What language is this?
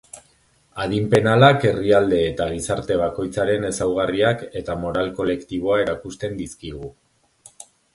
Basque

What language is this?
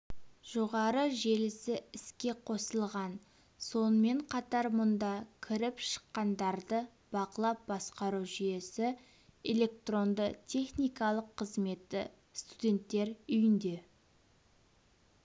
Kazakh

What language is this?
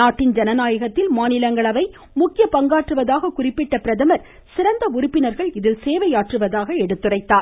Tamil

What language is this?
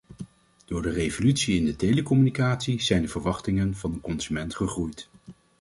Dutch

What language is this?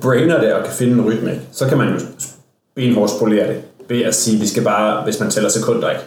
Danish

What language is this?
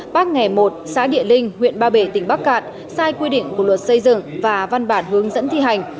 Vietnamese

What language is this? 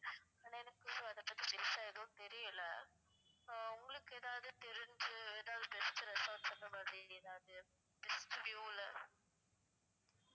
Tamil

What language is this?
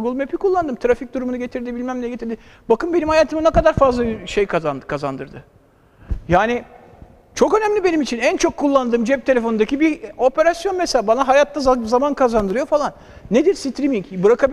Turkish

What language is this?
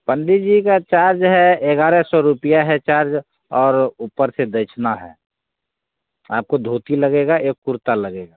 Hindi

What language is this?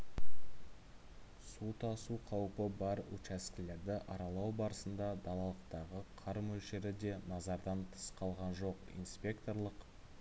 Kazakh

